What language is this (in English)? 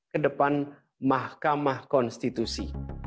Indonesian